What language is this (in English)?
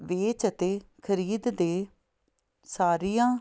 Punjabi